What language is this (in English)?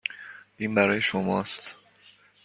Persian